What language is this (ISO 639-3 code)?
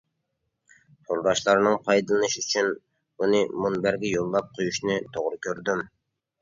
uig